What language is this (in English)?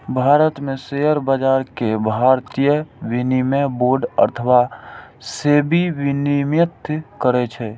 Maithili